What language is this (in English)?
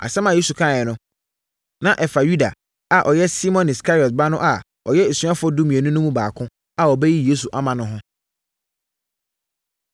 Akan